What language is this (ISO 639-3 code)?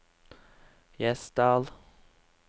nor